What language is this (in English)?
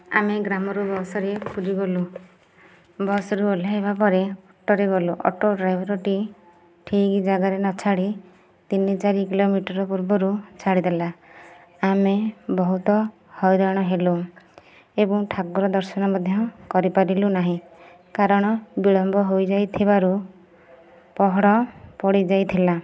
Odia